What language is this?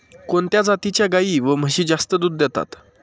Marathi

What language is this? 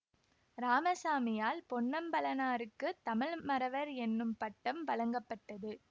Tamil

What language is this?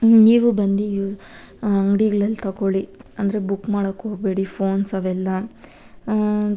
Kannada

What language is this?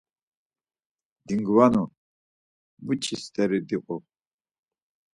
Laz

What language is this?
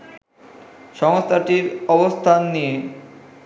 Bangla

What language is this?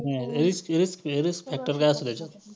Marathi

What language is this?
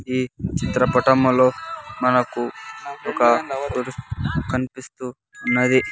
Telugu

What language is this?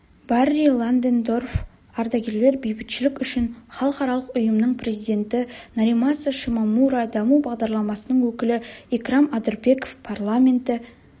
Kazakh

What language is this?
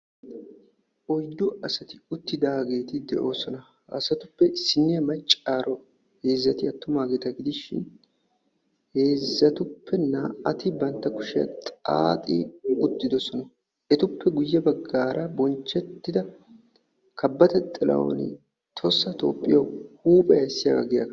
Wolaytta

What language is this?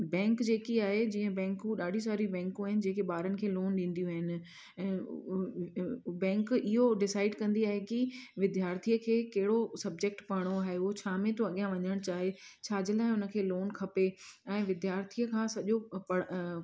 Sindhi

